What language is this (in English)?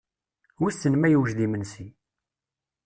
Kabyle